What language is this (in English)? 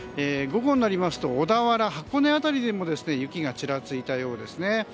Japanese